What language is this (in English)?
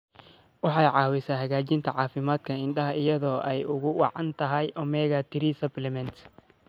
Somali